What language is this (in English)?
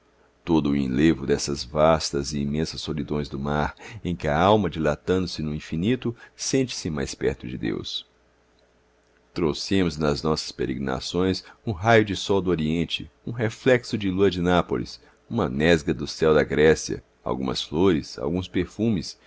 Portuguese